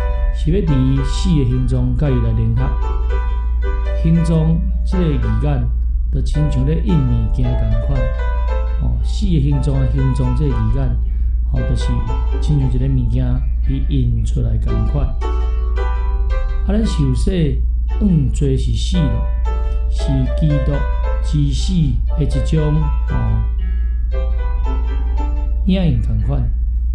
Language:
Chinese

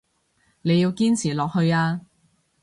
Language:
Cantonese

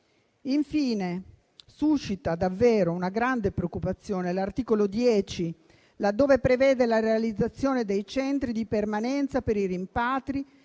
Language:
Italian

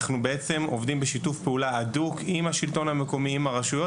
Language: Hebrew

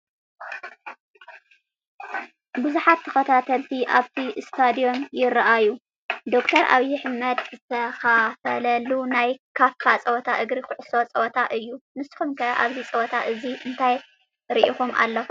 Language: Tigrinya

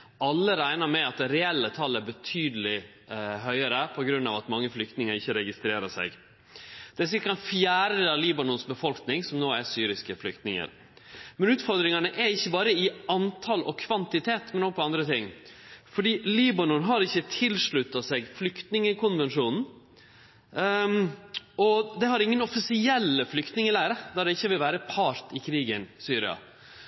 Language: Norwegian Nynorsk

